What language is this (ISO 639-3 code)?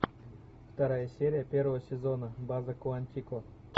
rus